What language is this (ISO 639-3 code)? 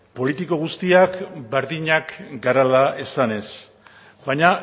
eus